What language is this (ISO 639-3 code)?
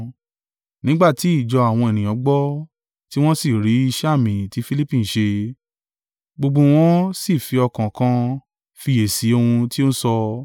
yor